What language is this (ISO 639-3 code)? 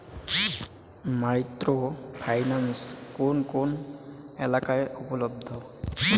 ben